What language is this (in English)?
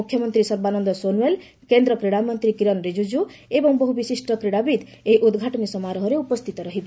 Odia